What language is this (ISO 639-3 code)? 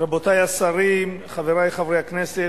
heb